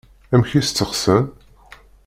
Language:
Kabyle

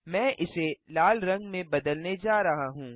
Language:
Hindi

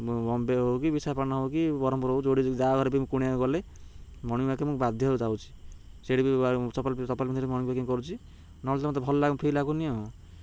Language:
Odia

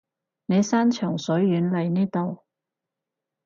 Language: Cantonese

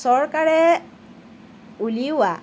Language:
Assamese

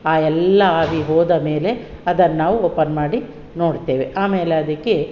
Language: Kannada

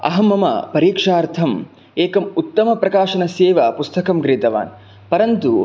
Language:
Sanskrit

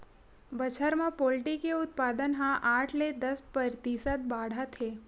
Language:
Chhattisgarhi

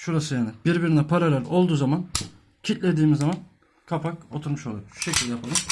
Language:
Turkish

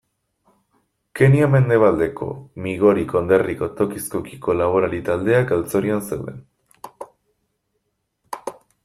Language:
Basque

